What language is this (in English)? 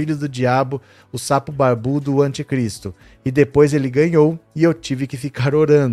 Portuguese